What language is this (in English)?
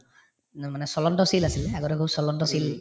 Assamese